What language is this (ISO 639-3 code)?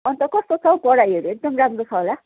nep